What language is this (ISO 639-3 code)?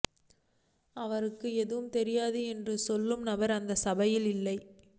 tam